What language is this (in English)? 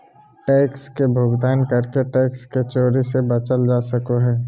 Magahi